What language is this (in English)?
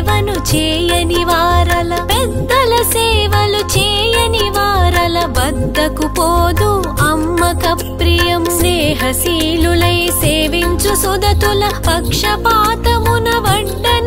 Telugu